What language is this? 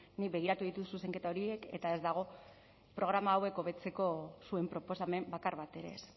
Basque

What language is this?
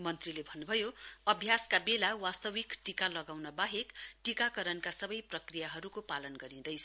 Nepali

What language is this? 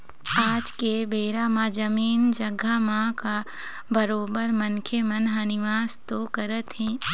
Chhattisgarhi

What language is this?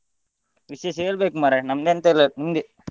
Kannada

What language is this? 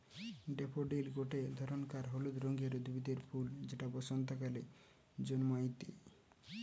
Bangla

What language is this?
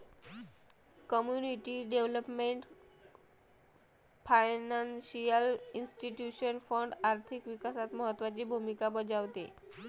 Marathi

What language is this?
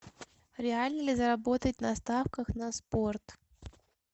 Russian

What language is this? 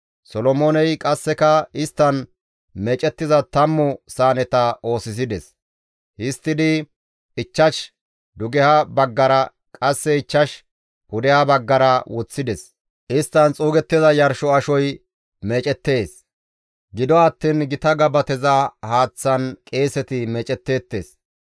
Gamo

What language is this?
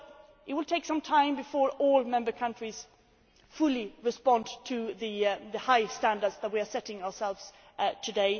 English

